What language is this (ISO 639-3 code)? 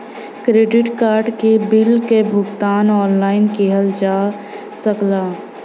bho